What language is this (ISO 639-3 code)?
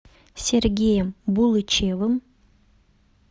rus